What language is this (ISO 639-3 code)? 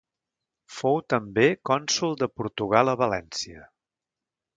cat